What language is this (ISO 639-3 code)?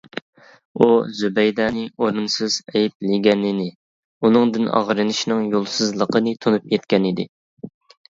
uig